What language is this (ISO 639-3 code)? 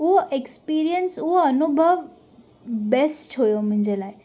snd